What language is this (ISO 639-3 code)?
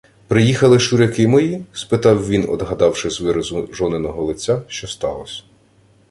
ukr